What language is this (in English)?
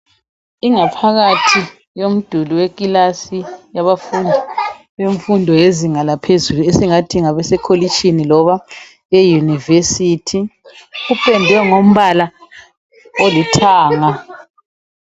North Ndebele